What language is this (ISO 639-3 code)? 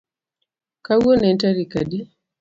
luo